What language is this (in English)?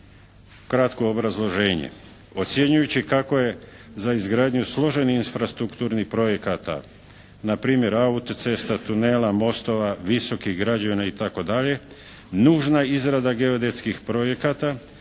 Croatian